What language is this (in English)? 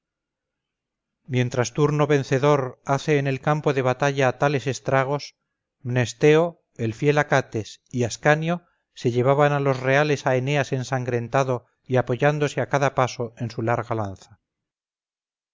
Spanish